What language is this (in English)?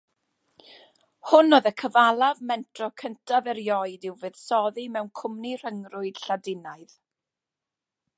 Welsh